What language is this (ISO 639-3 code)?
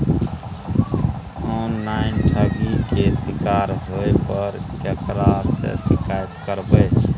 mai